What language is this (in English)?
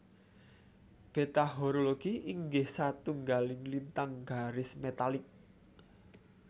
Javanese